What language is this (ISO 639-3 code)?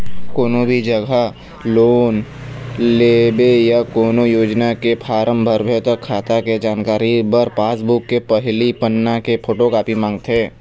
hne